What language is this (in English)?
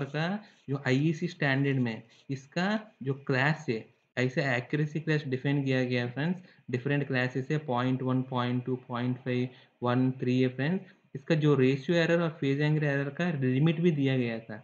Hindi